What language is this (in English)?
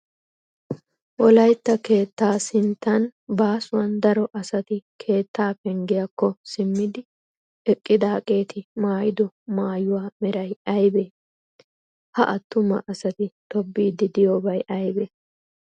Wolaytta